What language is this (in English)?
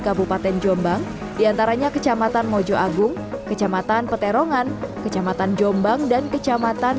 Indonesian